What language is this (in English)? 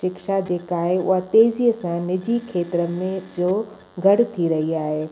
Sindhi